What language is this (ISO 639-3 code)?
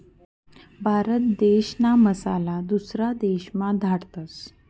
mar